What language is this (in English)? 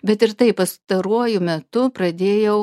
Lithuanian